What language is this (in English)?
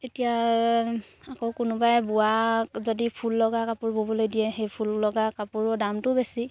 Assamese